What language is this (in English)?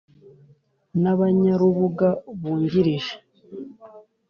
Kinyarwanda